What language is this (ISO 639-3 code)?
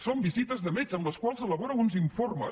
cat